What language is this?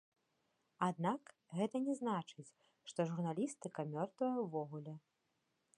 Belarusian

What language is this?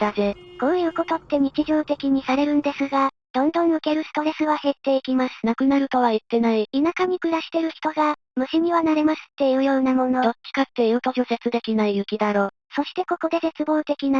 Japanese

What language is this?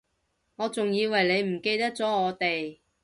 Cantonese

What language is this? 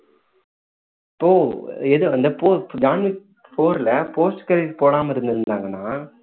Tamil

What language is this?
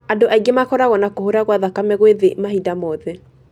Kikuyu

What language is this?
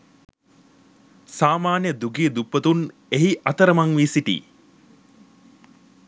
Sinhala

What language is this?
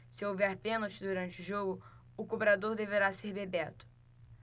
Portuguese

